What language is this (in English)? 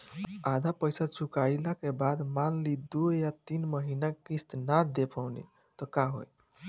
Bhojpuri